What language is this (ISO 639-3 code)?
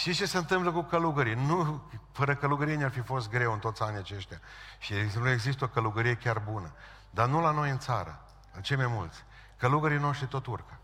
ron